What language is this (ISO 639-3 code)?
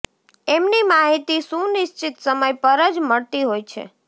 guj